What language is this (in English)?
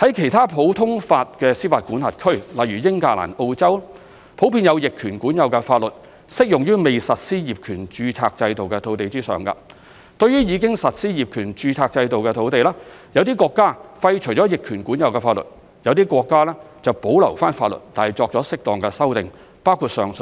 Cantonese